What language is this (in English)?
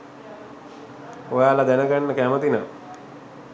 Sinhala